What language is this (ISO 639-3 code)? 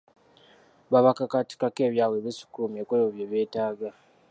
lug